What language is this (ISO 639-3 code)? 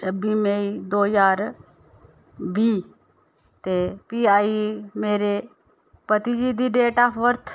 doi